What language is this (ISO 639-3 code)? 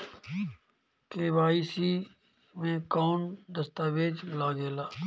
bho